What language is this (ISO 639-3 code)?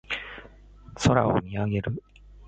jpn